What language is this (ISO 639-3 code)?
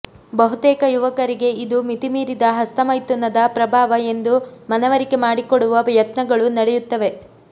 kan